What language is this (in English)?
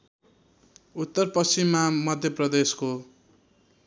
Nepali